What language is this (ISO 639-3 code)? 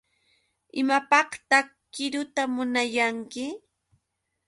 qux